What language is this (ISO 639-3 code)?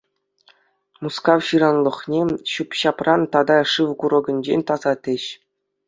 chv